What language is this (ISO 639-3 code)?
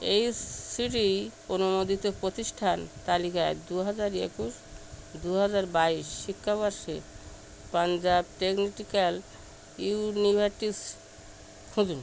ben